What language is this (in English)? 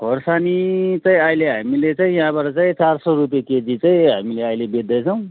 Nepali